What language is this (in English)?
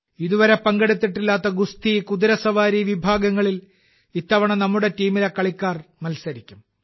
Malayalam